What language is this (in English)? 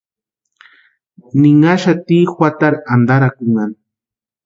Western Highland Purepecha